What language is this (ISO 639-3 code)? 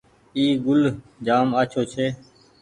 gig